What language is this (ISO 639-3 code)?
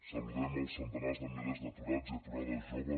cat